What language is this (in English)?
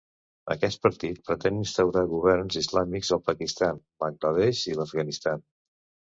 Catalan